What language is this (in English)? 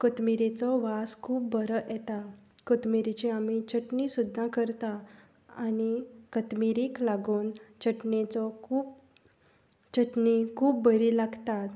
Konkani